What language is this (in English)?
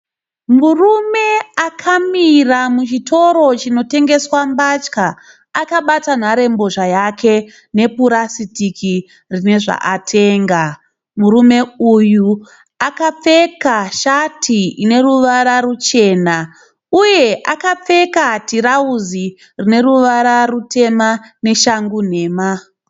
Shona